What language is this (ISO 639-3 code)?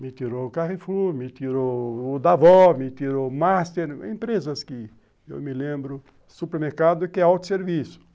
por